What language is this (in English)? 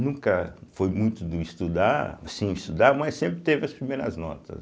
Portuguese